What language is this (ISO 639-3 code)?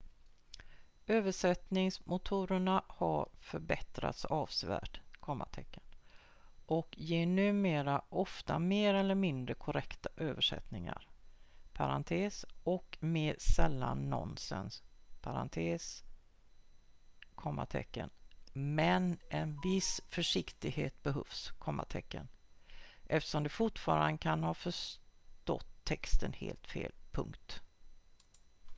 swe